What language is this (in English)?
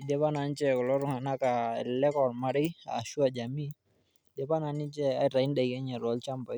Masai